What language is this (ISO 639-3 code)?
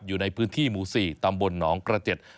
tha